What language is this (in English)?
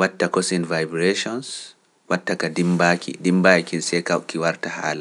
Pular